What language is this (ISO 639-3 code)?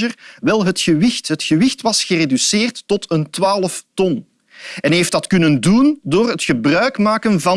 nld